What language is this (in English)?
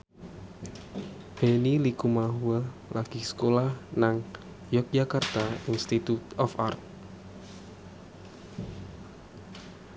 Javanese